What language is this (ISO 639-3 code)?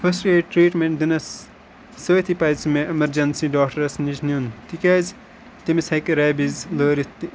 kas